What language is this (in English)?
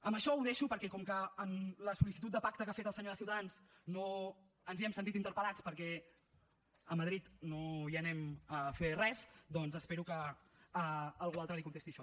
Catalan